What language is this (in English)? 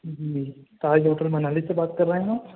Urdu